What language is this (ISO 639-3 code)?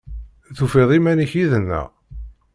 kab